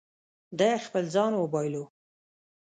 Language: Pashto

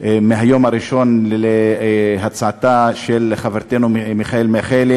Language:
Hebrew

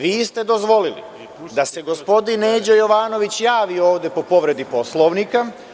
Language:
Serbian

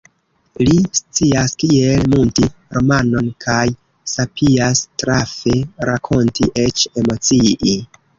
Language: Esperanto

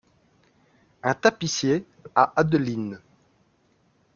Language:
French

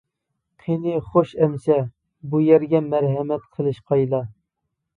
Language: Uyghur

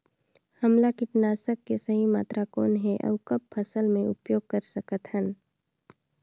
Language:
Chhattisgarhi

